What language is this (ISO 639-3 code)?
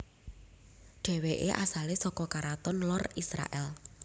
jav